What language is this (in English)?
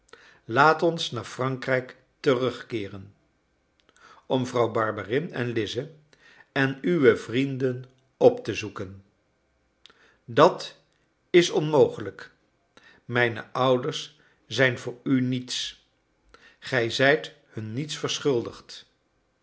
Dutch